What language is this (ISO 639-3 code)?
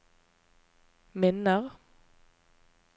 nor